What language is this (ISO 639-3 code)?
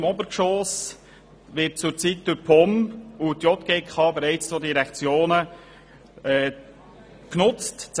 gsw